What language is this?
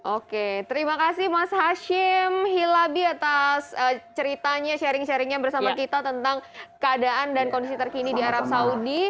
Indonesian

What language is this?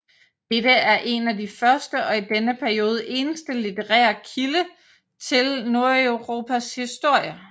Danish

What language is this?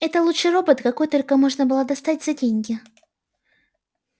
Russian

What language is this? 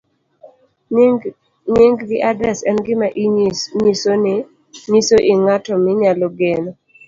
Luo (Kenya and Tanzania)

